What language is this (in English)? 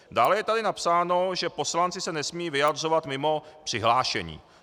Czech